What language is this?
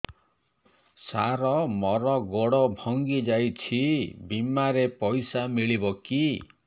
Odia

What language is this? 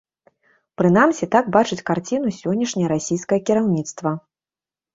Belarusian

